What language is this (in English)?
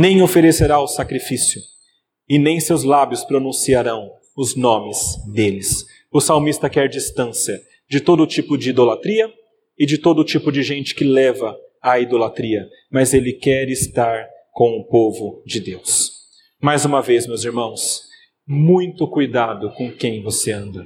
Portuguese